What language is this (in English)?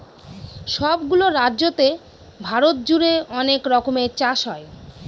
Bangla